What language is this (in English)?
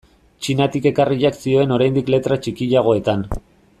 Basque